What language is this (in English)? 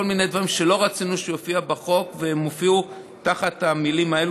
Hebrew